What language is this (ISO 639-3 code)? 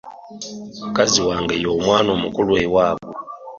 lug